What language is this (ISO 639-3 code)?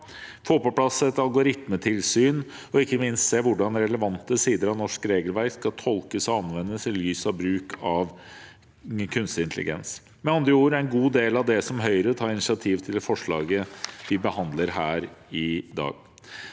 nor